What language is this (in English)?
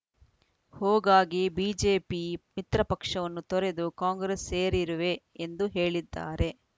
Kannada